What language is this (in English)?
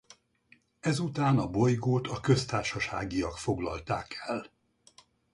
Hungarian